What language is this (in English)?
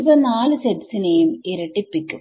Malayalam